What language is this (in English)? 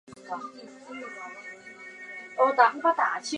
Chinese